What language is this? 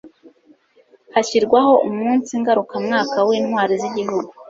Kinyarwanda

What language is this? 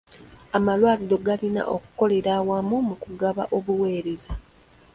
Ganda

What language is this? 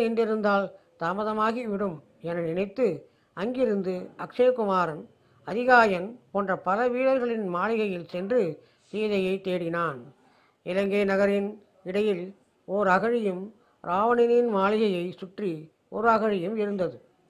Tamil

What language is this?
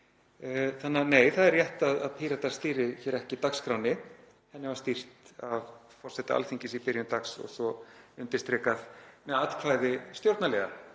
Icelandic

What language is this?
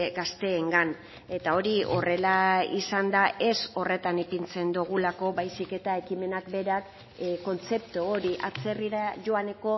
Basque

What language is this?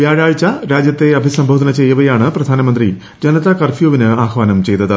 Malayalam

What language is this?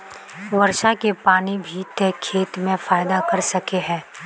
Magahi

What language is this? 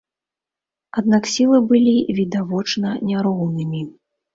Belarusian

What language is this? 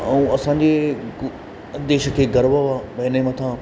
Sindhi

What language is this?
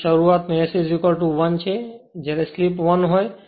Gujarati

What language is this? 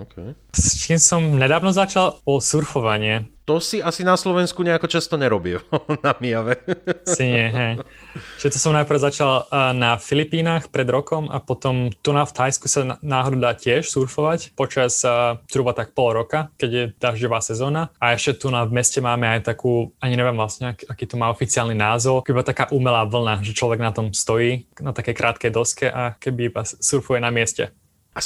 Slovak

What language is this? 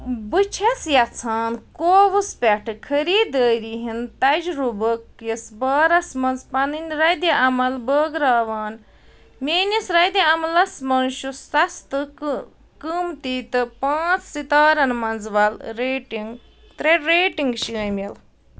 Kashmiri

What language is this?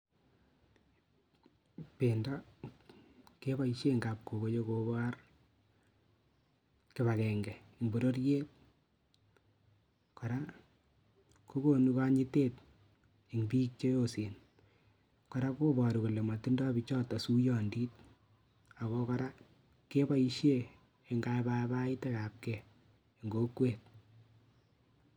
Kalenjin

